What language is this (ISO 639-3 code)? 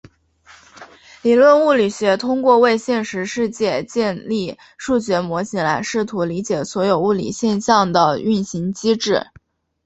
zho